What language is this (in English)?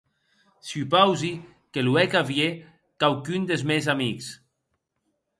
Occitan